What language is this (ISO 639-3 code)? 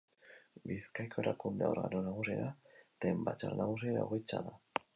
eus